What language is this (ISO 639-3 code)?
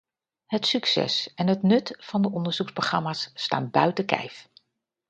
nld